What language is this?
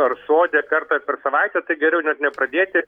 Lithuanian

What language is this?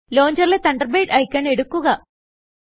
Malayalam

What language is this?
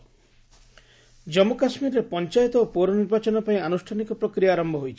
Odia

